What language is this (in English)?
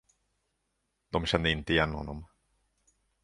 Swedish